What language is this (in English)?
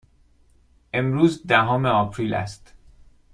Persian